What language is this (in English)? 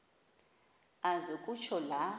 Xhosa